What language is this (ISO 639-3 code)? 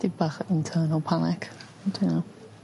cym